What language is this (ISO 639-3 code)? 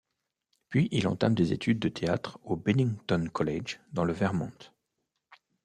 fra